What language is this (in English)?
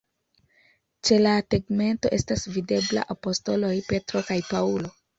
Esperanto